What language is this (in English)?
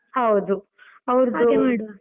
Kannada